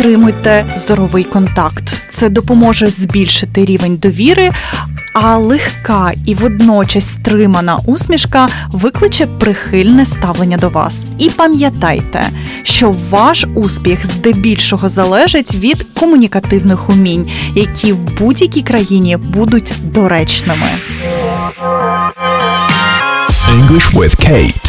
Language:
Ukrainian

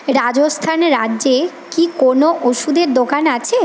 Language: Bangla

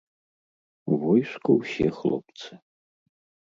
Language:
Belarusian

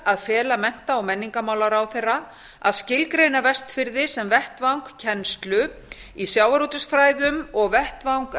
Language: Icelandic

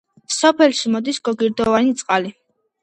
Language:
Georgian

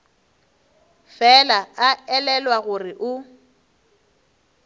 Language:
Northern Sotho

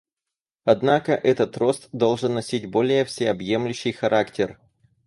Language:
Russian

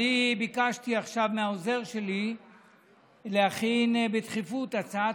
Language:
Hebrew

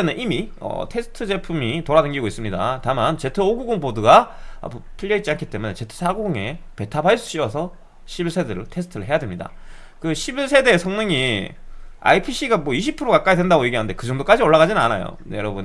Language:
Korean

